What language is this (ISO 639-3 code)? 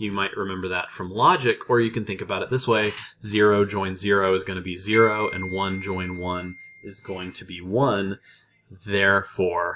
eng